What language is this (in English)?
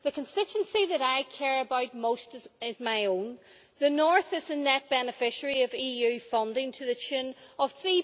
English